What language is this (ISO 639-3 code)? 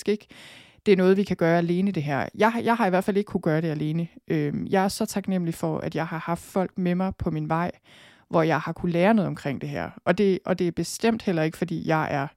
dan